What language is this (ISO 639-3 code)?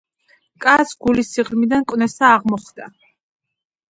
kat